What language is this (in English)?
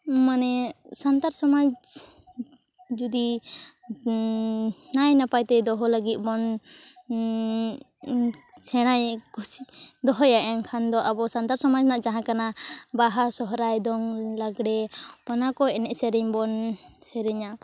Santali